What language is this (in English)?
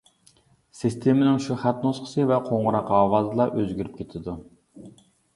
Uyghur